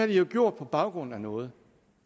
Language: Danish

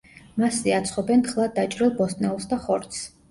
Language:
Georgian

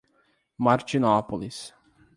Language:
Portuguese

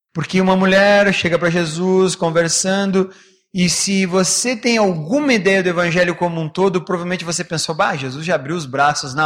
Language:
Portuguese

